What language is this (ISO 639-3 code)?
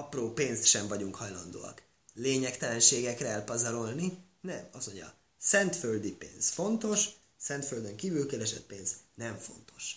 hun